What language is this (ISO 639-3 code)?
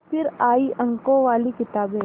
hin